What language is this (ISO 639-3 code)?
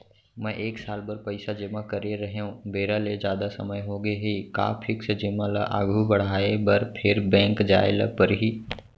hne